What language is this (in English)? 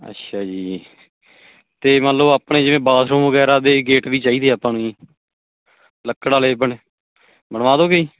Punjabi